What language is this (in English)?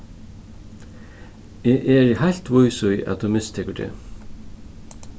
Faroese